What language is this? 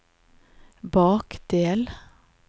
Norwegian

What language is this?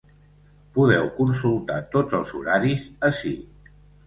Catalan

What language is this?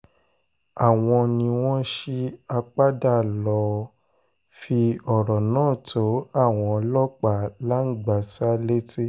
Yoruba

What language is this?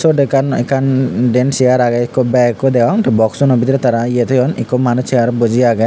Chakma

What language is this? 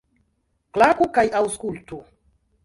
Esperanto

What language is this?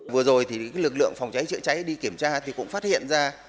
Vietnamese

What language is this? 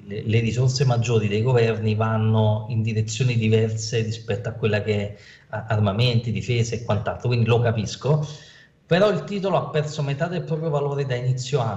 Italian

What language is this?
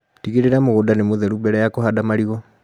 Kikuyu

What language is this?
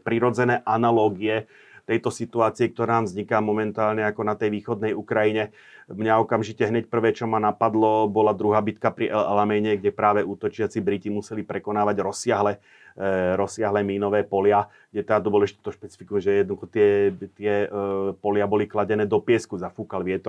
Slovak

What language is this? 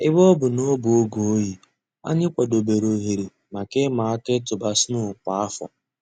Igbo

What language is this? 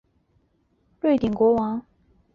Chinese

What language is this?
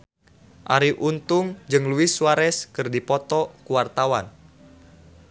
Sundanese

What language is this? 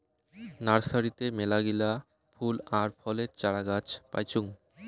Bangla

